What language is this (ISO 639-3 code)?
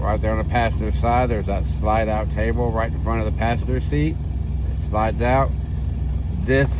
eng